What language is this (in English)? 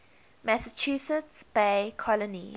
English